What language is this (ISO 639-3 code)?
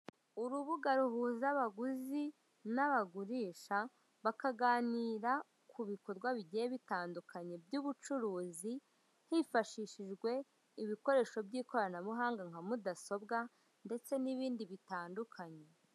kin